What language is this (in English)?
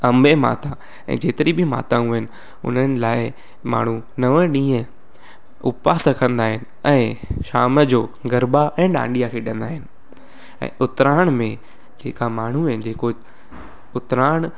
Sindhi